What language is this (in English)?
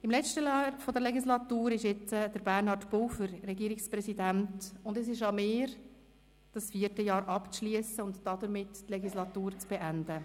Swiss German